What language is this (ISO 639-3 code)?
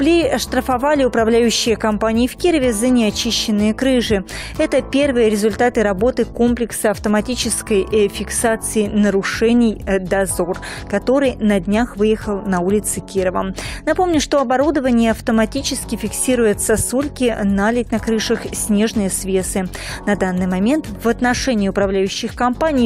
rus